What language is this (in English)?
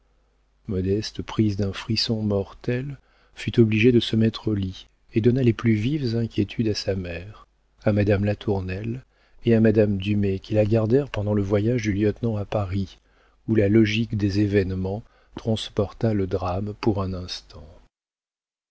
French